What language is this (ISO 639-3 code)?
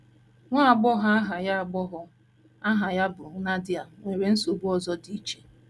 ibo